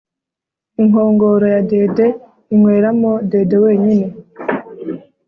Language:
Kinyarwanda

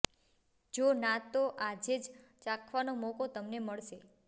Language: Gujarati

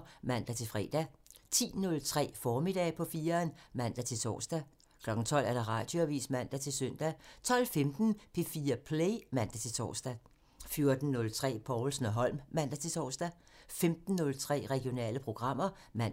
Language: Danish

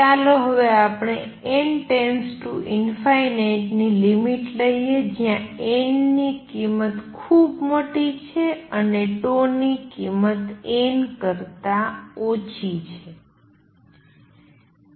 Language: Gujarati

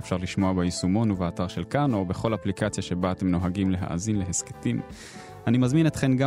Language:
Hebrew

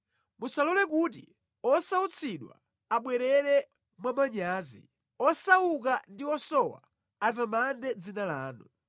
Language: Nyanja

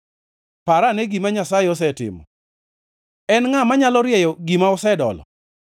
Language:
Luo (Kenya and Tanzania)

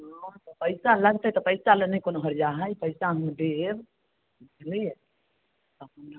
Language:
Maithili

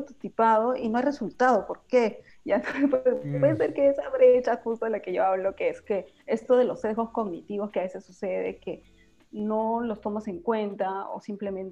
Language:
Spanish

